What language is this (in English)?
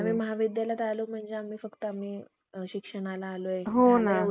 Marathi